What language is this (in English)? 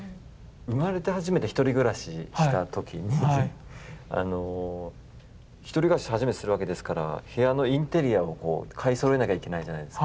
Japanese